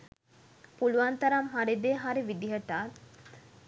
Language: Sinhala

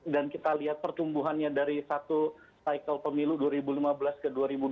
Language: Indonesian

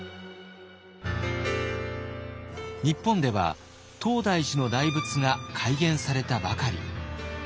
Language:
Japanese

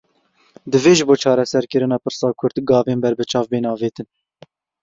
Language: Kurdish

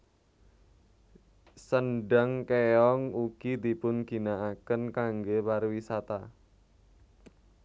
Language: Javanese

